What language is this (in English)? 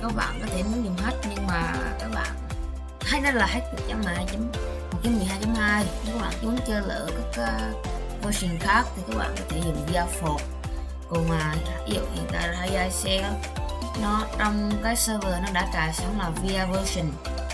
Vietnamese